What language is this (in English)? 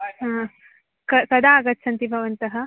Sanskrit